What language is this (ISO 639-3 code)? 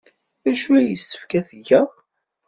kab